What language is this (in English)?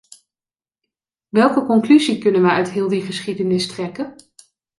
Dutch